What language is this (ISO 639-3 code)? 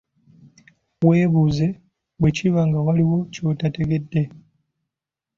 lug